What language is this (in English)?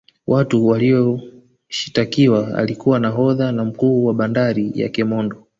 Swahili